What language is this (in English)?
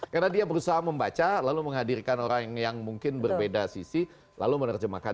Indonesian